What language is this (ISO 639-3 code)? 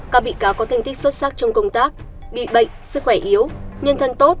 vie